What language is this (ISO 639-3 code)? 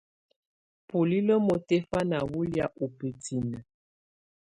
tvu